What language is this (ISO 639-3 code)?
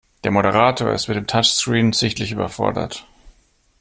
deu